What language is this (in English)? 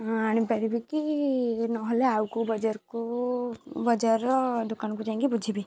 Odia